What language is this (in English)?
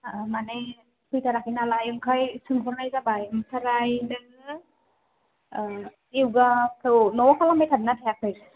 Bodo